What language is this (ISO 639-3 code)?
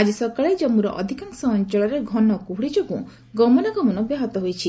ori